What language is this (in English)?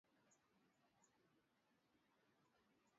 Swahili